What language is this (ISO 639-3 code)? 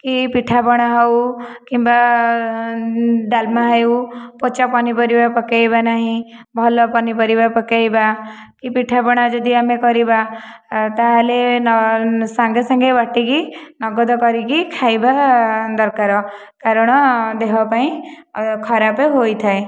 ori